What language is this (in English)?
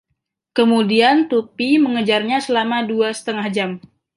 Indonesian